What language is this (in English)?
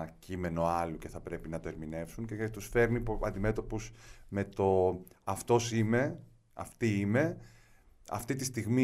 Greek